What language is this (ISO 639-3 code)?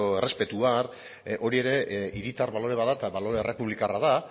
eus